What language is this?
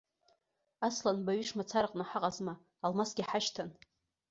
Abkhazian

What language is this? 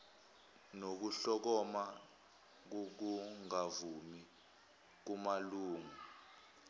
Zulu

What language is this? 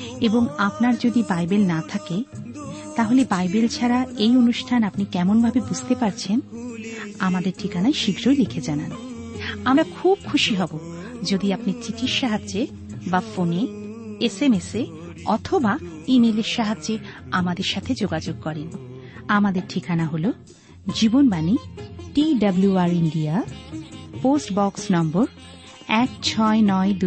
Bangla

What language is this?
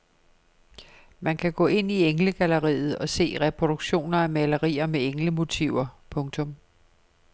Danish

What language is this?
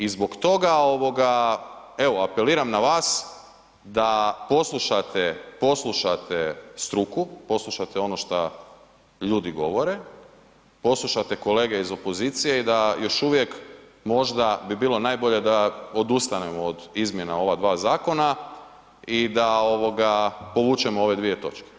Croatian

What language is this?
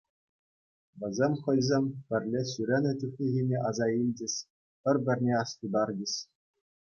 Chuvash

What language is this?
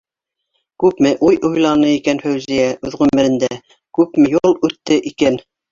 Bashkir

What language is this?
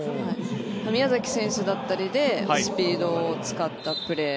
Japanese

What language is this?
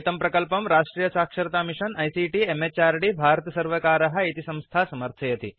Sanskrit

